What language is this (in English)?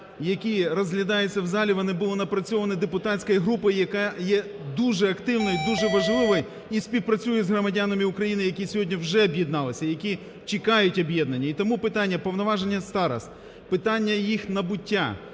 Ukrainian